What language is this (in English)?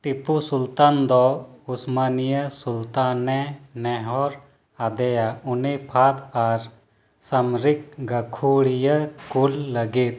Santali